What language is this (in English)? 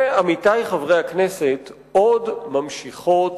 Hebrew